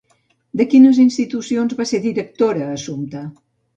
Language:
Catalan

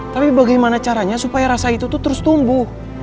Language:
Indonesian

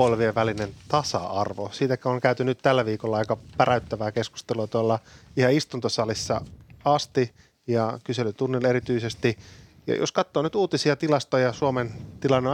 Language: Finnish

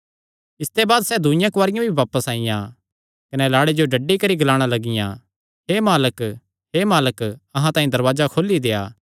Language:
Kangri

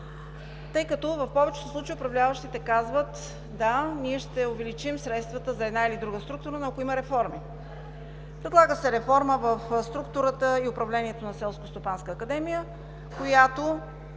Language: Bulgarian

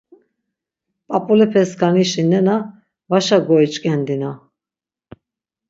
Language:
Laz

